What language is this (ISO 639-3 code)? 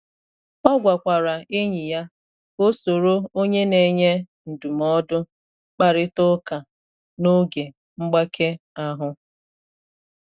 ibo